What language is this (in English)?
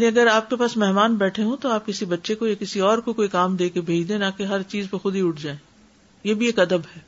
Urdu